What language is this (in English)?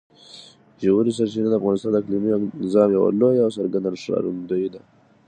Pashto